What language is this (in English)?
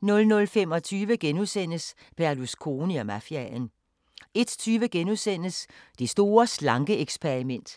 Danish